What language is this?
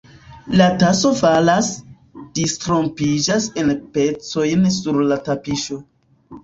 Esperanto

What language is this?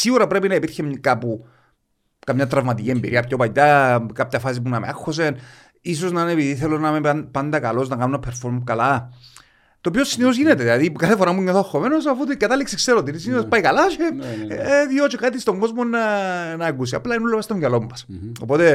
Greek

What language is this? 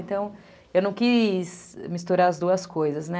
Portuguese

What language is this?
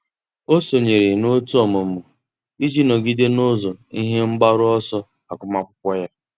Igbo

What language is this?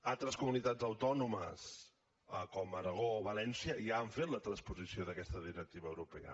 Catalan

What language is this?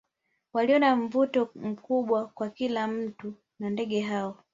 Swahili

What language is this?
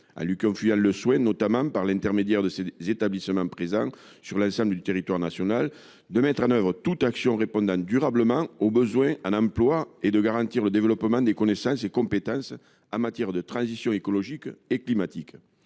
French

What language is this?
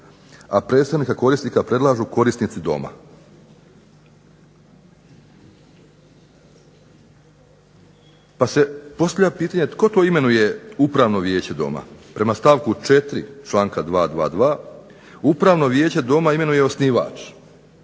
Croatian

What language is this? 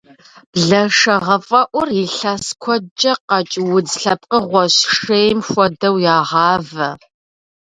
Kabardian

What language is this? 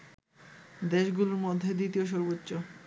Bangla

